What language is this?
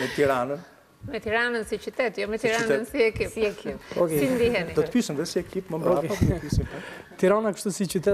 Romanian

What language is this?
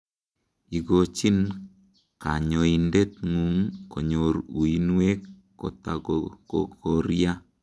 Kalenjin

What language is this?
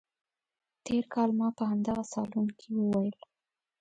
Pashto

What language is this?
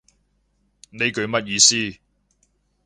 Cantonese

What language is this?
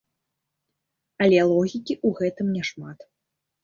Belarusian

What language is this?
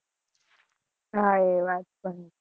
Gujarati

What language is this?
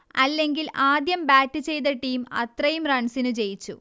Malayalam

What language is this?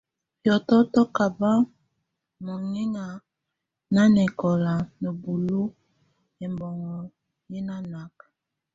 Tunen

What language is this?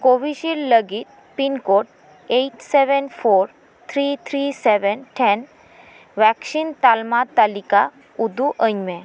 Santali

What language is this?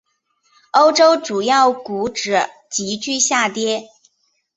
Chinese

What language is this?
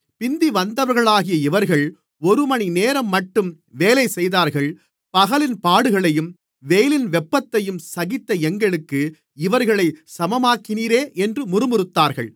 Tamil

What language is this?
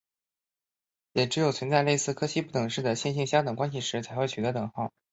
Chinese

